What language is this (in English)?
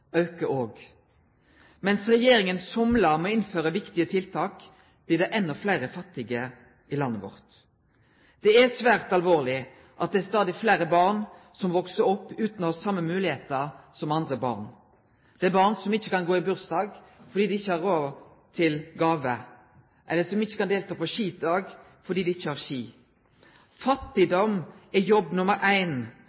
Norwegian Nynorsk